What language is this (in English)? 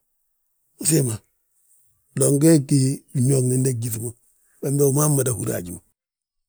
Balanta-Ganja